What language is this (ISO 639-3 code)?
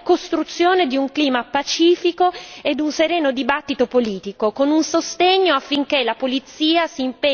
ita